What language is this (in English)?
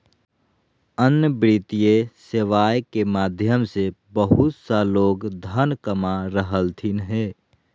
Magahi